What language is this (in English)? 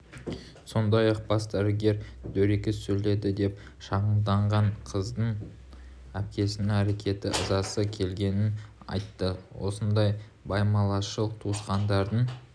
Kazakh